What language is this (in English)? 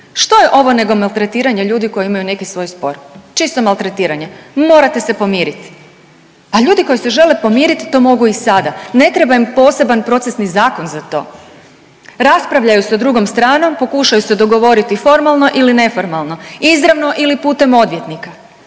Croatian